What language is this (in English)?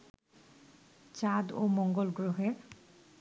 Bangla